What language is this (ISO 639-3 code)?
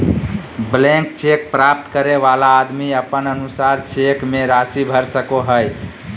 mag